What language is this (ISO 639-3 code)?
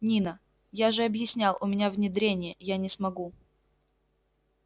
rus